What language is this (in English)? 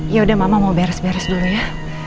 Indonesian